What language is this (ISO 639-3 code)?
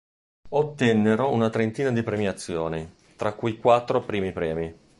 ita